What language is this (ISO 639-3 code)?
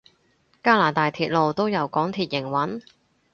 yue